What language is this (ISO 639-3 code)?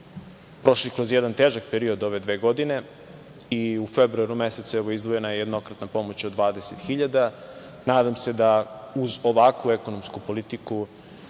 srp